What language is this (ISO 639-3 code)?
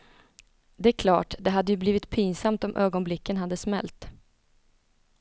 swe